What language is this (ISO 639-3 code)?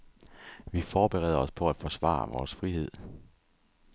dan